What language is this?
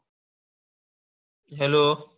Gujarati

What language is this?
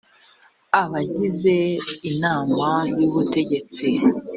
Kinyarwanda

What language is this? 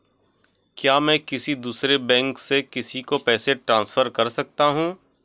Hindi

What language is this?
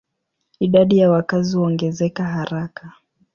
Swahili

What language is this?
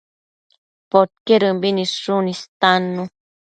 Matsés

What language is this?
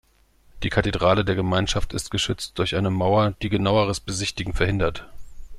German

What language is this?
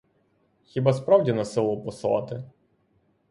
Ukrainian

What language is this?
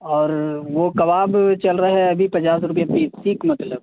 Urdu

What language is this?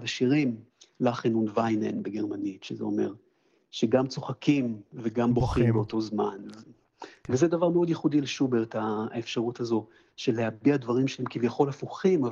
Hebrew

